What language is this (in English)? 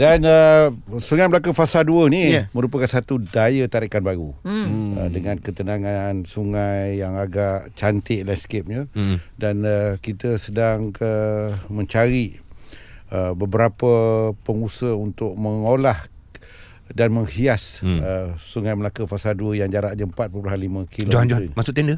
Malay